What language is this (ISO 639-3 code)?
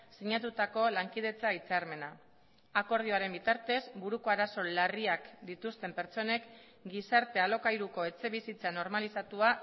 eus